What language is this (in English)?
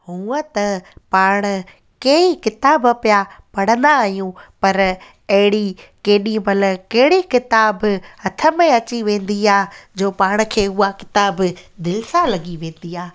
Sindhi